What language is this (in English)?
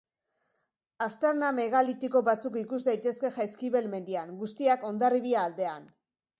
Basque